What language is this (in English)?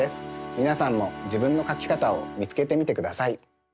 Japanese